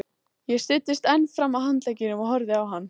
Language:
Icelandic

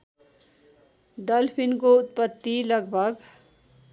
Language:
Nepali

